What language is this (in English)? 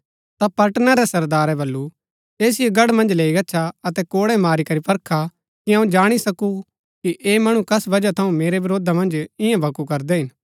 Gaddi